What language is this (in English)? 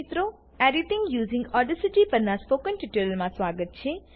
Gujarati